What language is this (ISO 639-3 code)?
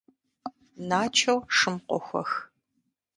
kbd